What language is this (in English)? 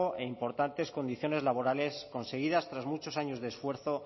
Spanish